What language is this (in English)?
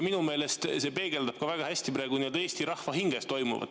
Estonian